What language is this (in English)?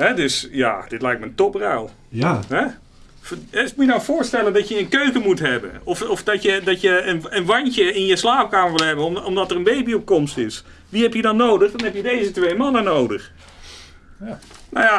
Dutch